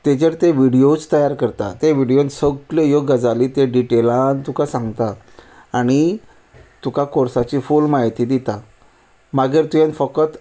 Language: Konkani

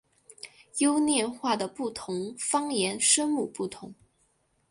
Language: Chinese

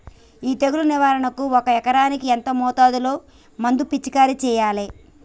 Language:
Telugu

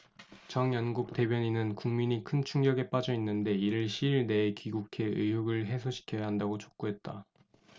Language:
Korean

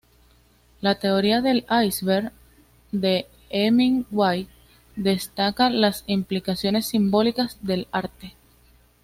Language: Spanish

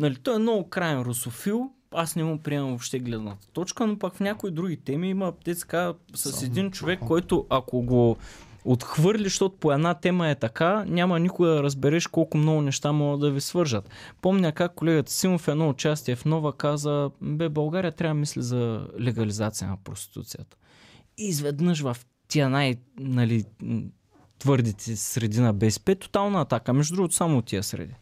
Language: Bulgarian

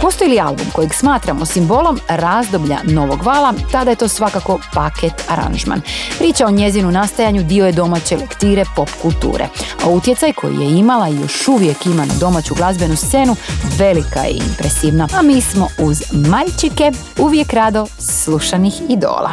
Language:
Croatian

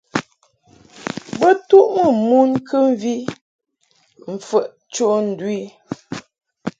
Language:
Mungaka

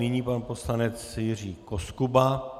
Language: Czech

